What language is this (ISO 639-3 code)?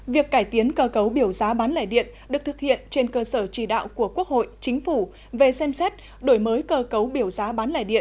vie